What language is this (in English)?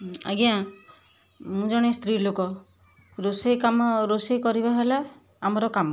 Odia